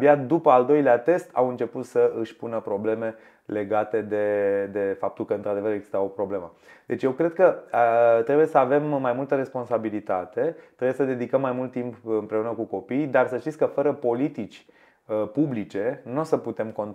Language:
Romanian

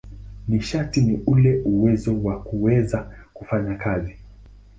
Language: Swahili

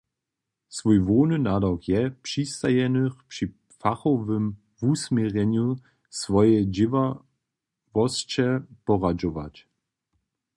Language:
Upper Sorbian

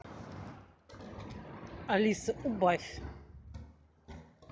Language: Russian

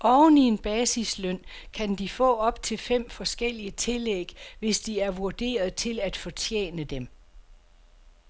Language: Danish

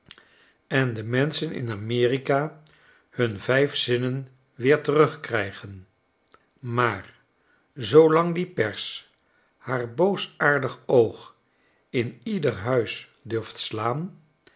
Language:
Dutch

